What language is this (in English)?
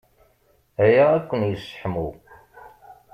Kabyle